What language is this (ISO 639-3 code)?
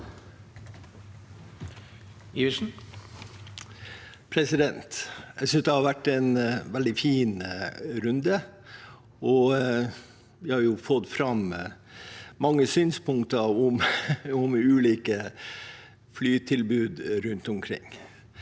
nor